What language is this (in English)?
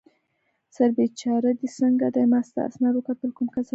Pashto